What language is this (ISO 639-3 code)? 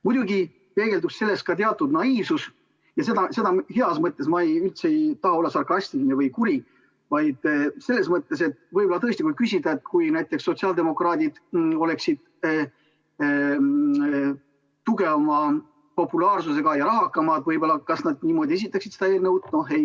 est